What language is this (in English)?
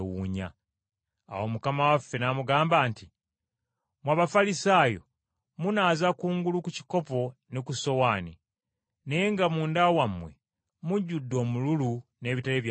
Ganda